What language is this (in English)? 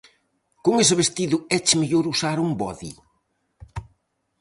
Galician